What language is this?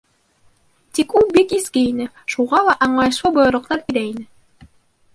Bashkir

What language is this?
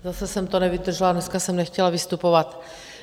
Czech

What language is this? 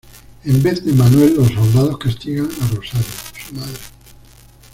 Spanish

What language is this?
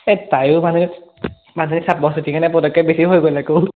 Assamese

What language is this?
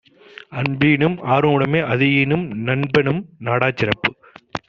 Tamil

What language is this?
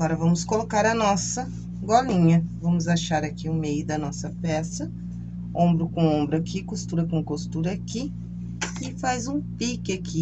Portuguese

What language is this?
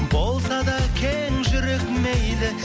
Kazakh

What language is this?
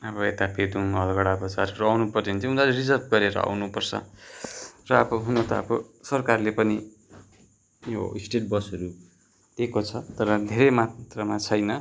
Nepali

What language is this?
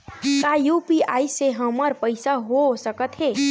Chhattisgarhi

